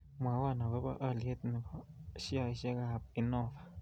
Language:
Kalenjin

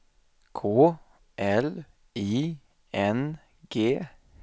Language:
Swedish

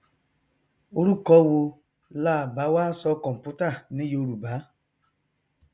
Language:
Yoruba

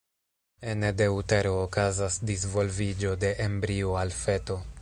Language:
Esperanto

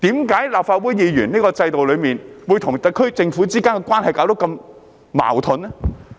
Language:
Cantonese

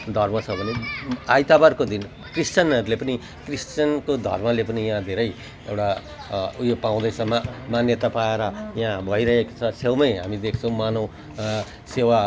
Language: Nepali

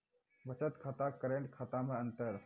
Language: Maithili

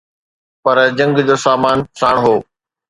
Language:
Sindhi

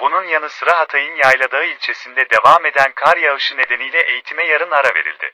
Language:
Turkish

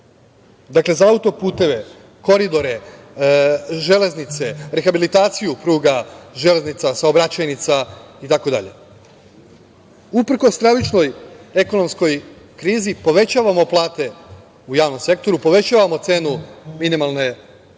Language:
Serbian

